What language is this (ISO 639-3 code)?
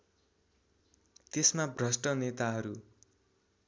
nep